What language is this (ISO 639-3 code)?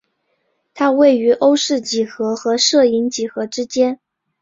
zho